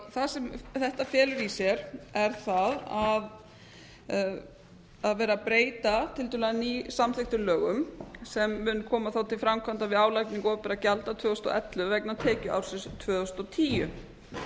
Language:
Icelandic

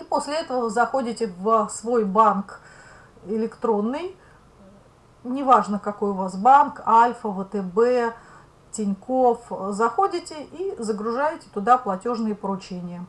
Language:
Russian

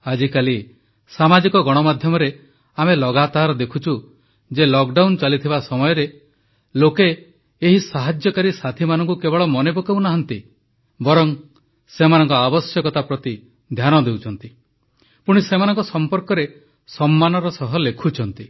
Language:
Odia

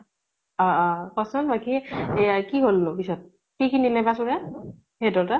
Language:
Assamese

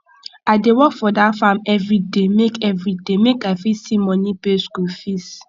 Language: Nigerian Pidgin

